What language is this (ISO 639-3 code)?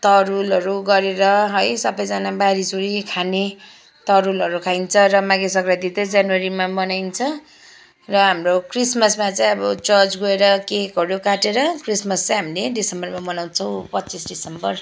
nep